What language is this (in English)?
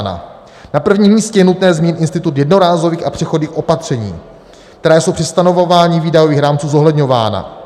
Czech